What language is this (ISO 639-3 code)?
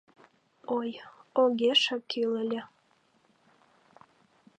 chm